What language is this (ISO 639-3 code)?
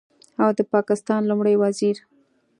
pus